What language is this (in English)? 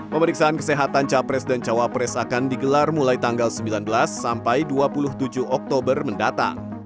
Indonesian